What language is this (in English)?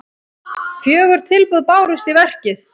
Icelandic